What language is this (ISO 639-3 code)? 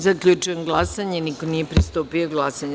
srp